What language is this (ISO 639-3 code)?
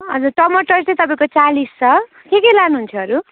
nep